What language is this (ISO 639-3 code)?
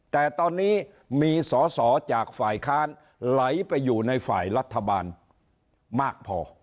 tha